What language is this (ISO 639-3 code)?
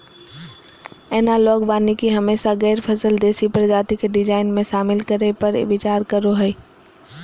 mag